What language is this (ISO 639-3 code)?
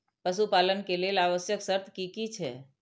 mai